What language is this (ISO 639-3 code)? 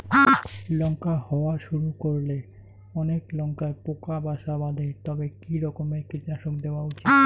ben